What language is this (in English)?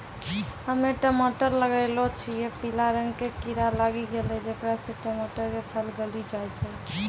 Maithili